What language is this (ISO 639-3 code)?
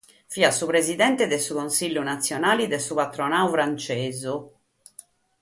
srd